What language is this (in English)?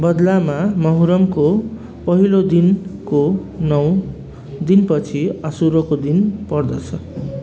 Nepali